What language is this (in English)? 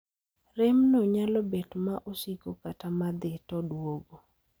Luo (Kenya and Tanzania)